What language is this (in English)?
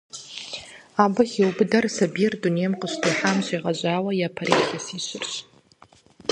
Kabardian